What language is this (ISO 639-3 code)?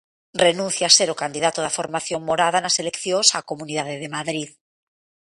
glg